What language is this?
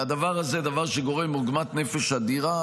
Hebrew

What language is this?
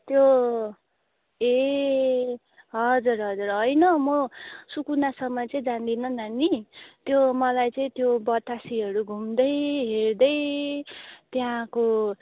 Nepali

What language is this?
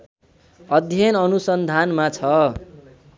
Nepali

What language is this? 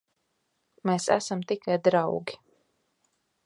Latvian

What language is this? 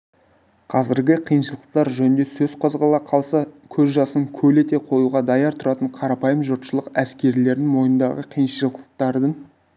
Kazakh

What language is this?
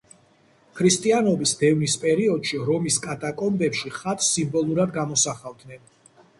Georgian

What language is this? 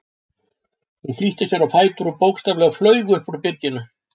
Icelandic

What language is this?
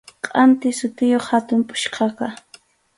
Arequipa-La Unión Quechua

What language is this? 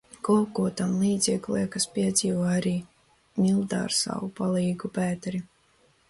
Latvian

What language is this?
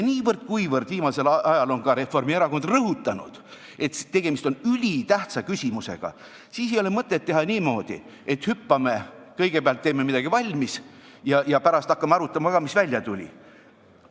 Estonian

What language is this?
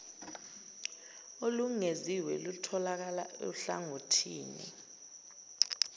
Zulu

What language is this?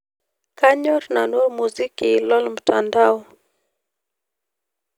Masai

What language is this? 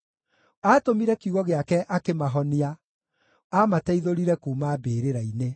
Kikuyu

